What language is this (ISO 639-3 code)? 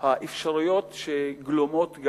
heb